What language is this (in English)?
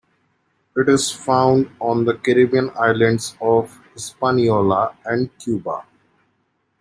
English